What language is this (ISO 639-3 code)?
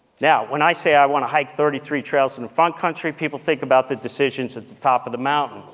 eng